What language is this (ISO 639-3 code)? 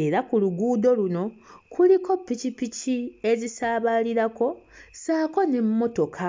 lug